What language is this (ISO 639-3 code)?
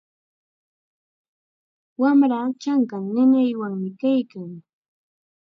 qxa